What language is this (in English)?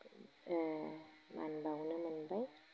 Bodo